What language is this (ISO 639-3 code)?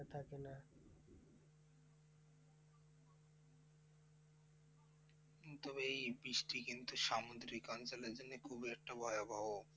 ben